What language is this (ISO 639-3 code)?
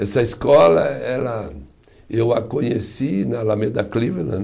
por